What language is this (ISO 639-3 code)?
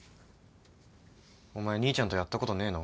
jpn